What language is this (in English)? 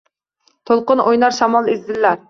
Uzbek